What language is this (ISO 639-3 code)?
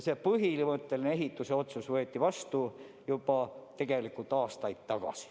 est